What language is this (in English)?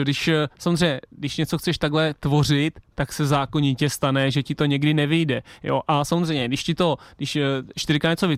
Czech